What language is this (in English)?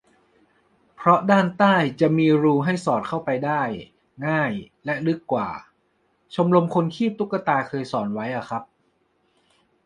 Thai